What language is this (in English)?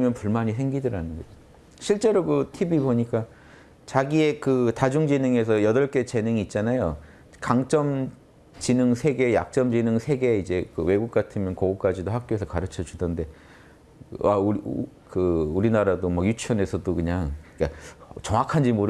Korean